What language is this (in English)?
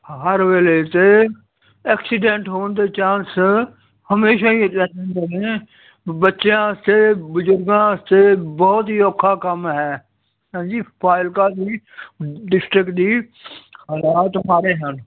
Punjabi